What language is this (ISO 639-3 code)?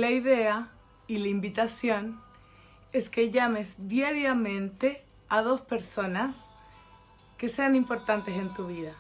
spa